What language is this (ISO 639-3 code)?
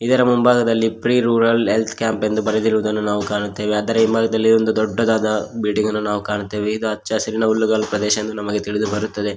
kan